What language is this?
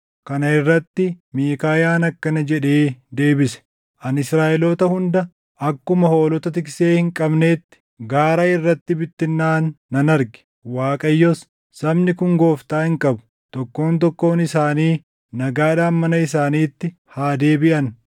Oromo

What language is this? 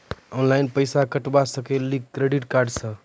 Maithili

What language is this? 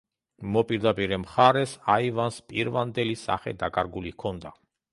Georgian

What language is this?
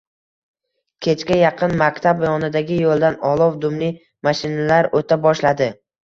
Uzbek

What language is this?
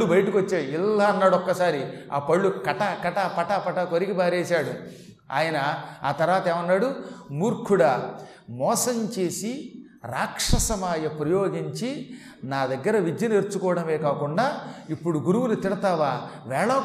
Telugu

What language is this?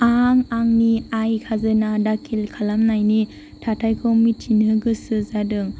Bodo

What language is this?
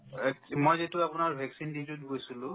Assamese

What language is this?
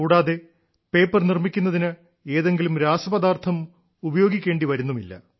Malayalam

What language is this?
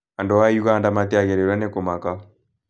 Kikuyu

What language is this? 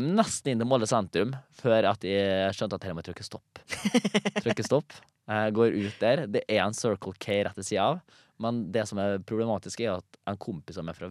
Danish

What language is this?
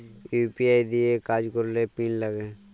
Bangla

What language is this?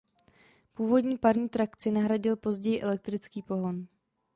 Czech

